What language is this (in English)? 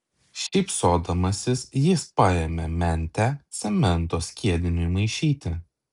Lithuanian